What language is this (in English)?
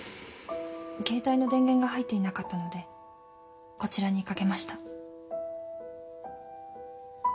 Japanese